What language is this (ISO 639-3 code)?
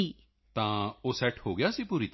pan